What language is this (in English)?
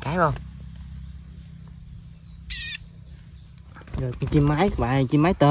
Vietnamese